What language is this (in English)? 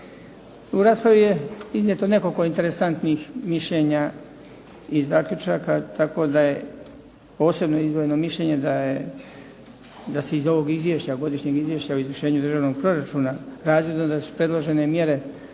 Croatian